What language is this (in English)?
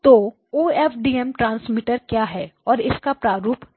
Hindi